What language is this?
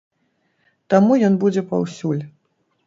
Belarusian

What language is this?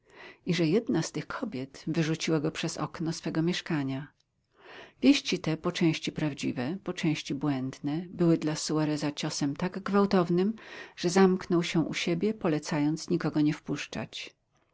Polish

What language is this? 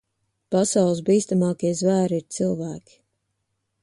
Latvian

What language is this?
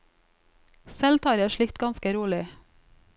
Norwegian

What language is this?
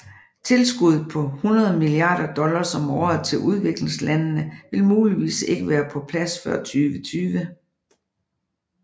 Danish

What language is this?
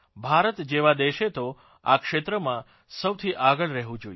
Gujarati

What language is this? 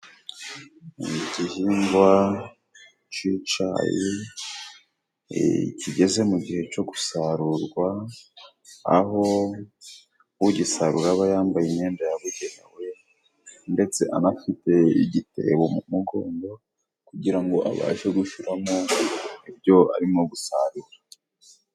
Kinyarwanda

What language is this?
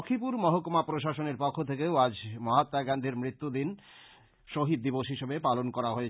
Bangla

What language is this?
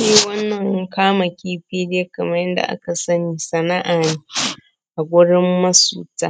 Hausa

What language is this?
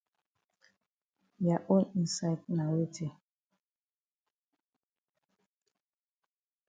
Cameroon Pidgin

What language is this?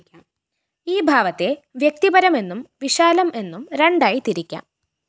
Malayalam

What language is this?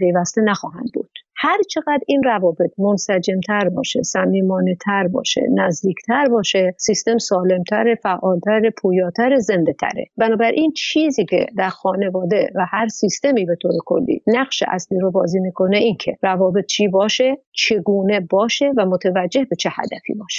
Persian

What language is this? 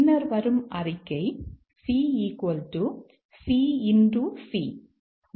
Tamil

